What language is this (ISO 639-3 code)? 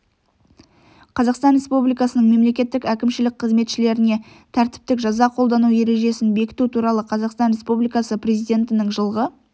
kaz